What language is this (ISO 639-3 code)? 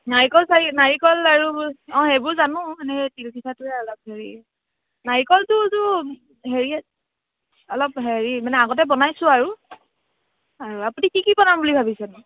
asm